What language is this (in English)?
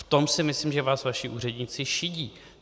Czech